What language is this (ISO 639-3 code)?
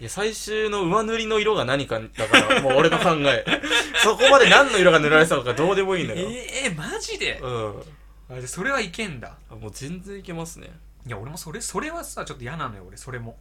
jpn